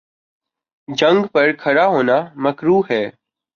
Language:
Urdu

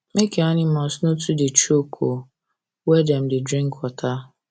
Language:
Nigerian Pidgin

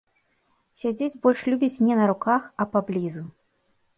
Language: Belarusian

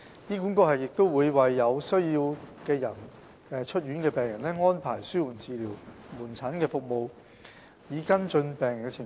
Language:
Cantonese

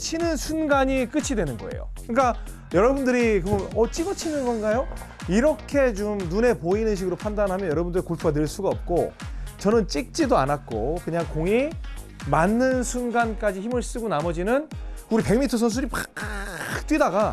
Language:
Korean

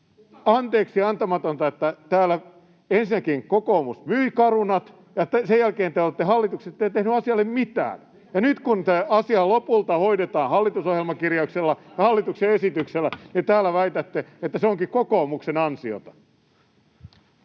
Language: Finnish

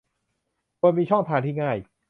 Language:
Thai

